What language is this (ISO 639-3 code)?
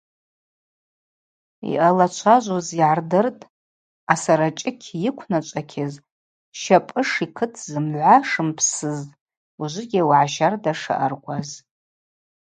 abq